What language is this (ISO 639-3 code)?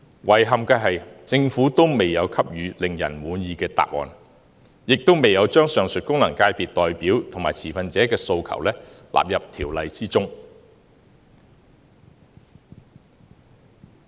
yue